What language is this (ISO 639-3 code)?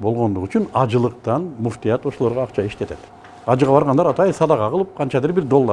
tur